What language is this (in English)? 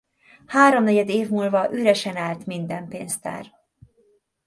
Hungarian